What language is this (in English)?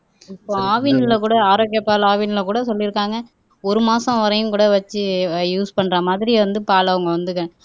Tamil